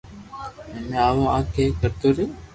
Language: Loarki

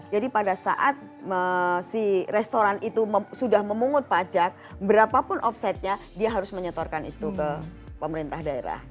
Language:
Indonesian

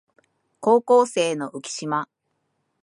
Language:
Japanese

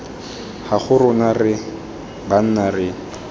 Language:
Tswana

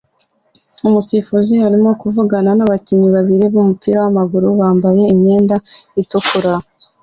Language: Kinyarwanda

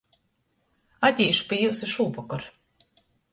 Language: Latgalian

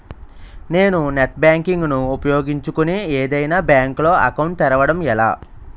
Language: Telugu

